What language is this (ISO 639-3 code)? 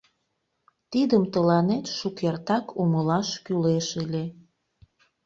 chm